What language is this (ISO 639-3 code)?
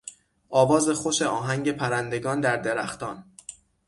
fas